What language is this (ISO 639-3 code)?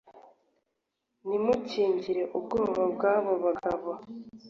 kin